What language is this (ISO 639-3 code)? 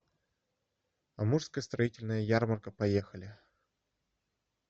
rus